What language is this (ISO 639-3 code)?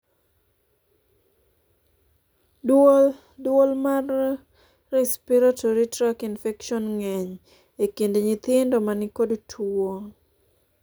luo